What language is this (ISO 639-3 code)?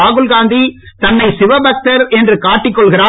tam